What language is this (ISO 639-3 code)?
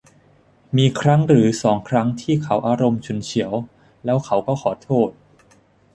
tha